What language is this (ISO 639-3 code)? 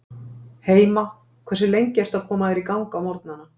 isl